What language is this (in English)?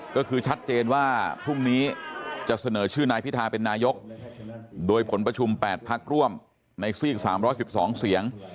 Thai